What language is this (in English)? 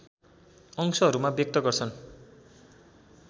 Nepali